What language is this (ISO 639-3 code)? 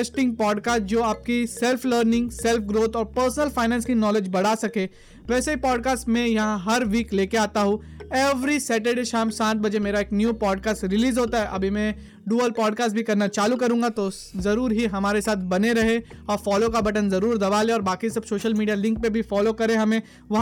hin